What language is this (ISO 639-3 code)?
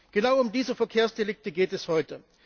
deu